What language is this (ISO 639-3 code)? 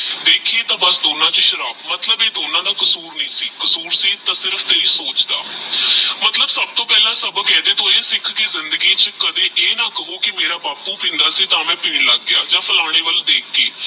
pan